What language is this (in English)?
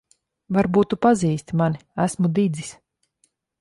Latvian